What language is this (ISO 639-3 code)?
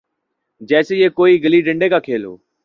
urd